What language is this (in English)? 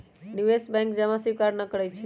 Magahi